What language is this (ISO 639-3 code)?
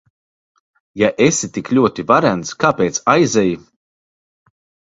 lav